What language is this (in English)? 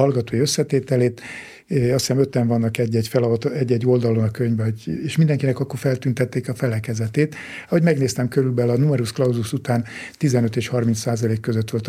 Hungarian